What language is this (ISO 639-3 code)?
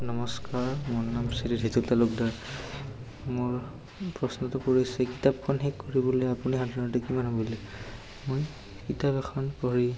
asm